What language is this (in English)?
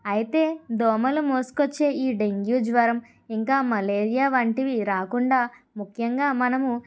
Telugu